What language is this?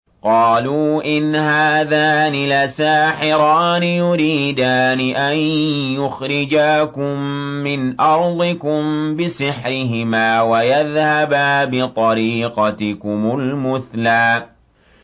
Arabic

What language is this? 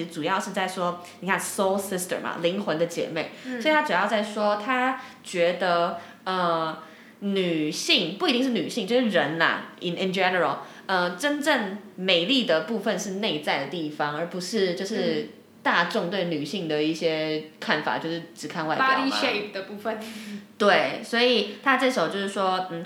Chinese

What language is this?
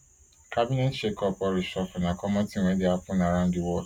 Nigerian Pidgin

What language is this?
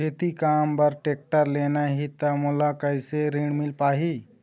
Chhattisgarhi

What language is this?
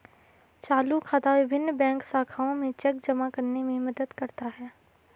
Hindi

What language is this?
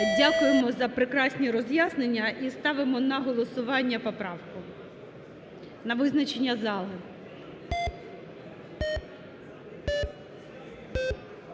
Ukrainian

